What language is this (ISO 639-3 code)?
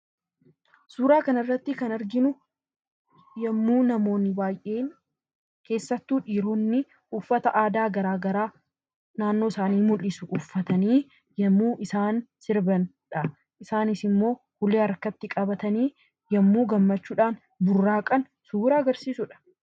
orm